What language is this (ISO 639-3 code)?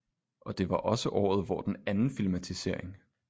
dan